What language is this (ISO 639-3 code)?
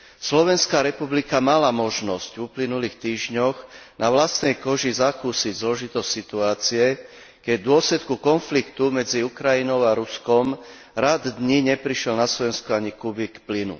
slk